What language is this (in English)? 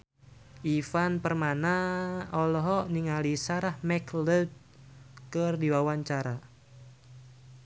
Sundanese